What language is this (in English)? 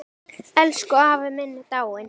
Icelandic